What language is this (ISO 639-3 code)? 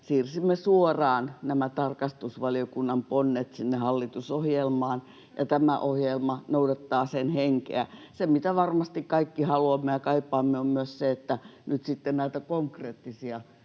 fin